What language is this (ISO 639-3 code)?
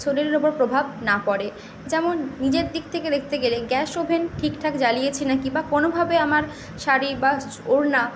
ben